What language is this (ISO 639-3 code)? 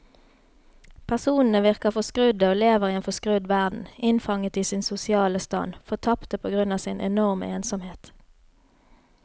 nor